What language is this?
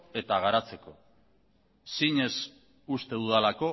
Basque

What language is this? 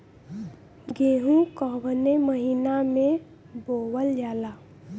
Bhojpuri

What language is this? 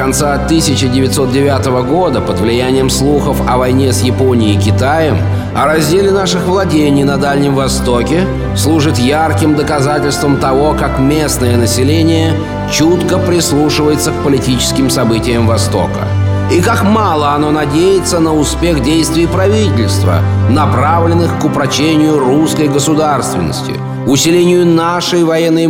Russian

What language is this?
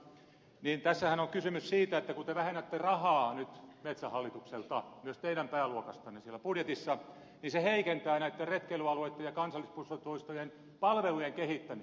Finnish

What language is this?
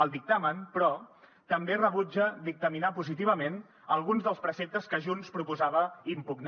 Catalan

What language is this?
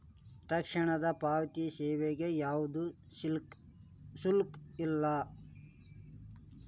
Kannada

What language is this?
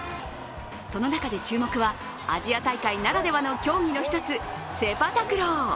Japanese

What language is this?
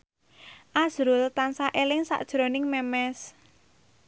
Javanese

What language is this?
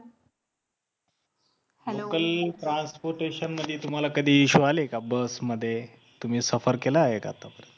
Marathi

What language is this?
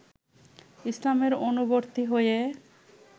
Bangla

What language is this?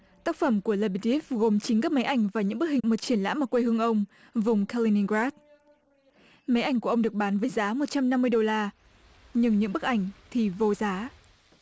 Vietnamese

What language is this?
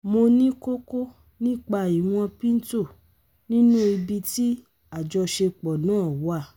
Yoruba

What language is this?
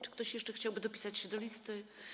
Polish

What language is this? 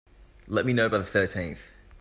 English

